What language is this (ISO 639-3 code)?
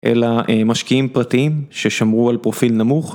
heb